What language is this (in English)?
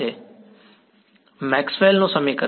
Gujarati